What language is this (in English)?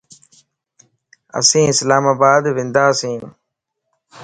Lasi